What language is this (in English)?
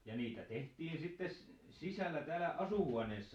Finnish